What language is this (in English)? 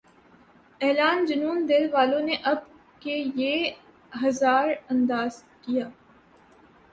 Urdu